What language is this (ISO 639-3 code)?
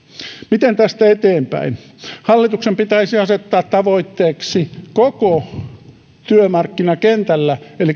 fin